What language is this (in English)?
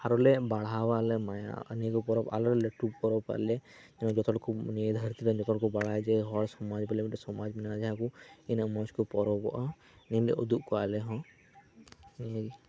Santali